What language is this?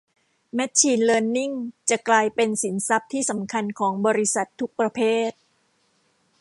Thai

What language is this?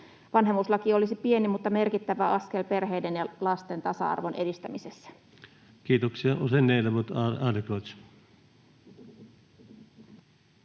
Finnish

